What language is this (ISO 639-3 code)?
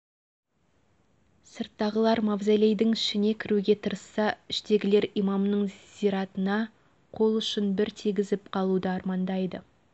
kaz